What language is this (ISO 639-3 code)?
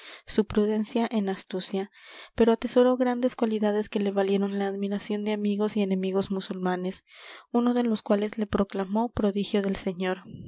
spa